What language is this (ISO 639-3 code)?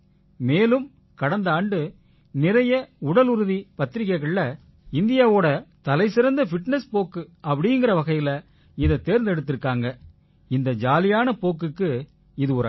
tam